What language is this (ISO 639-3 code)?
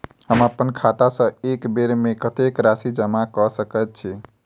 mai